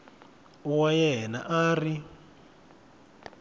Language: Tsonga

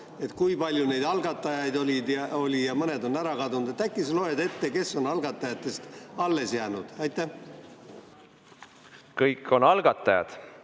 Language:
Estonian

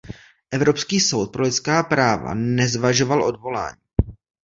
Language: Czech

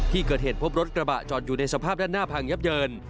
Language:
Thai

